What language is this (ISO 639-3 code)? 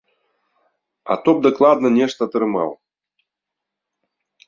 bel